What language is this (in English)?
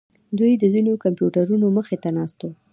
Pashto